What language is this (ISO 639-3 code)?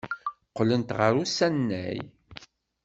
kab